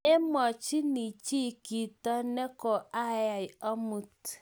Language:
Kalenjin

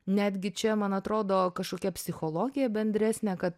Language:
Lithuanian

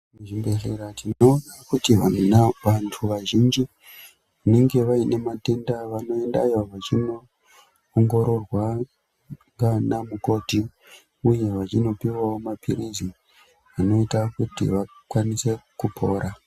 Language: Ndau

